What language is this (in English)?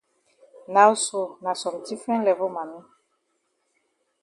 Cameroon Pidgin